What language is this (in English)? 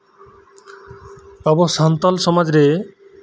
Santali